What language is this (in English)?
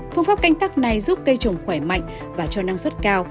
Vietnamese